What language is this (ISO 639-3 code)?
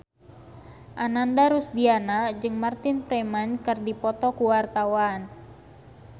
sun